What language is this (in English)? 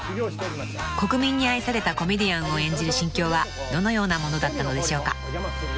Japanese